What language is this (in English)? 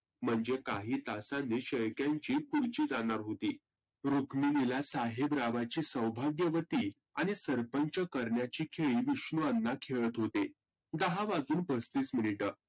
Marathi